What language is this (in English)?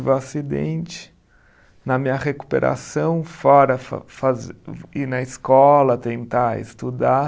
Portuguese